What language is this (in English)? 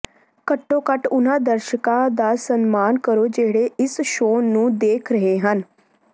Punjabi